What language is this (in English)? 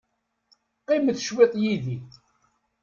Kabyle